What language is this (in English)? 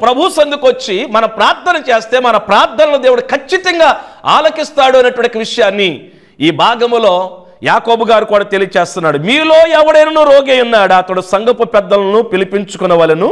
Telugu